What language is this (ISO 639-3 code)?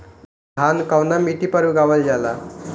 bho